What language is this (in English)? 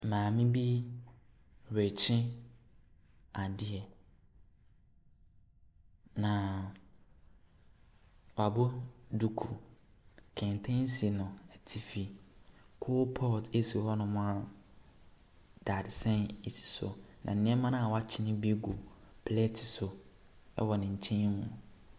Akan